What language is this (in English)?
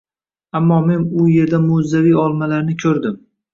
Uzbek